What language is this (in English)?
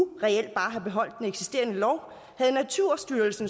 Danish